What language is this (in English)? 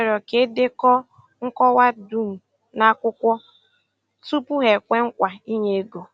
Igbo